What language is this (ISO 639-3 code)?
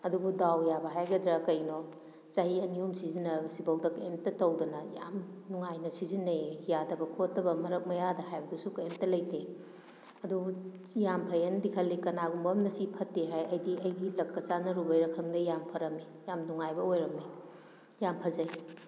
mni